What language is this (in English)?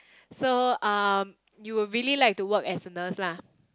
English